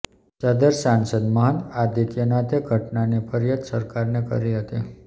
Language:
Gujarati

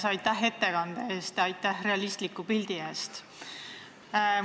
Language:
Estonian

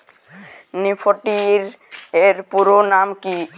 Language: Bangla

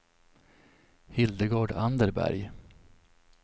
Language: Swedish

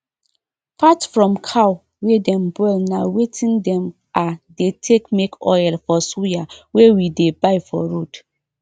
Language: Nigerian Pidgin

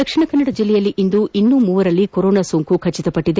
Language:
Kannada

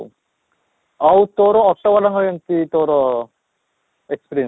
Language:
Odia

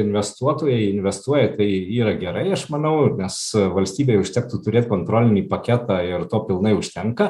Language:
Lithuanian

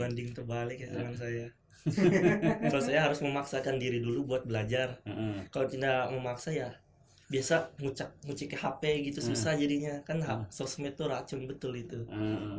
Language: Indonesian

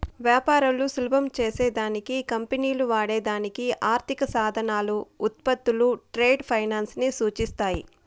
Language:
Telugu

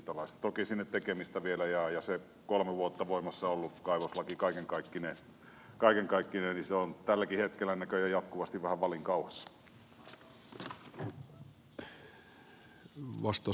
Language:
Finnish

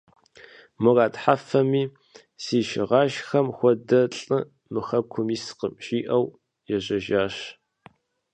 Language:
Kabardian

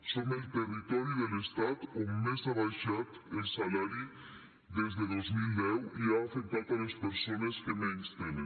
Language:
Catalan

